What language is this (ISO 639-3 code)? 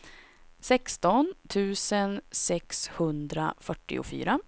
swe